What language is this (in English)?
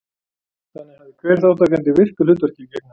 Icelandic